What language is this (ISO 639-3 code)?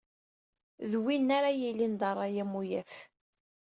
kab